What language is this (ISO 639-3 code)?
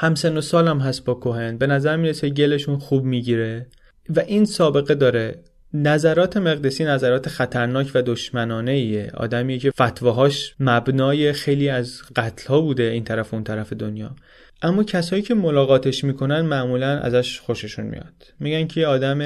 fas